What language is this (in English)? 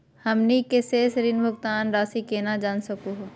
Magahi